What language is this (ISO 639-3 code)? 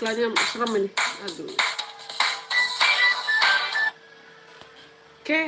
ind